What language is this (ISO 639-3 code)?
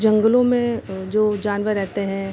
hin